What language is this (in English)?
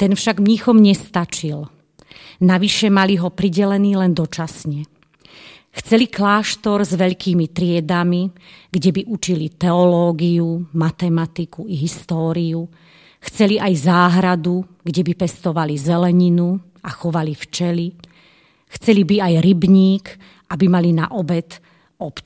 Slovak